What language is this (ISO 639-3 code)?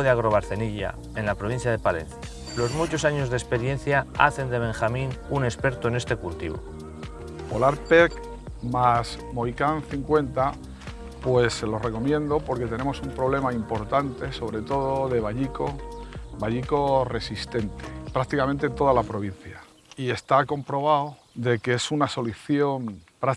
spa